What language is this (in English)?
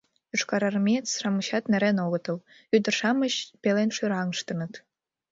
Mari